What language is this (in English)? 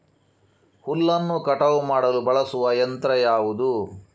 Kannada